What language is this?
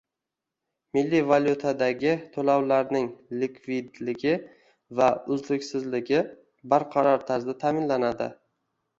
Uzbek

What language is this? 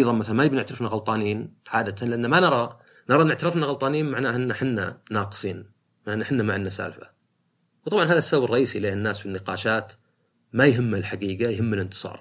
Arabic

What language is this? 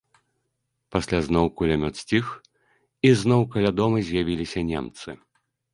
Belarusian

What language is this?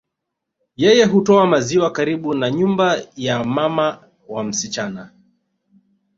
Swahili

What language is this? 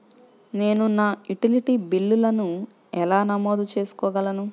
Telugu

